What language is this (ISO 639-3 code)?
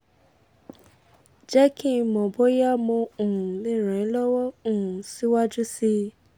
yor